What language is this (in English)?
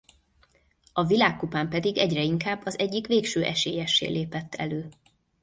Hungarian